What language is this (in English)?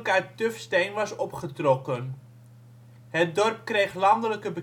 Dutch